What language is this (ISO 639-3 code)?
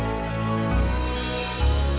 ind